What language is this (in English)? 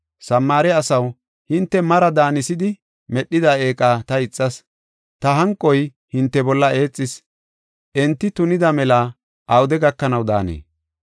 Gofa